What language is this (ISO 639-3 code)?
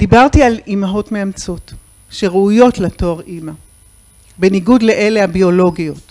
heb